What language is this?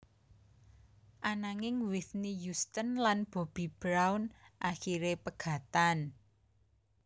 Javanese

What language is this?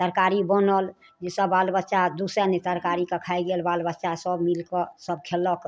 Maithili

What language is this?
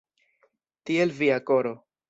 Esperanto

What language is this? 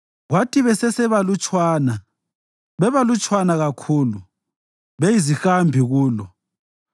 North Ndebele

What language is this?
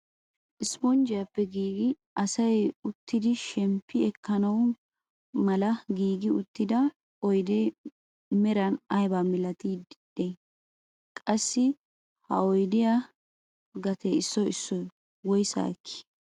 Wolaytta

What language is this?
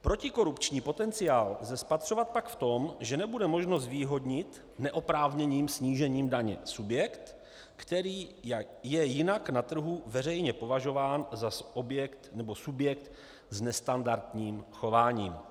Czech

